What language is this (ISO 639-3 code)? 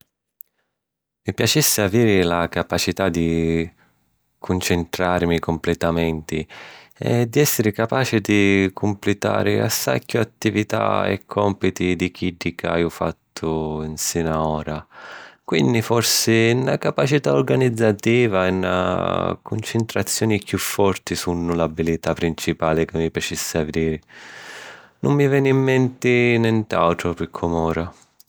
scn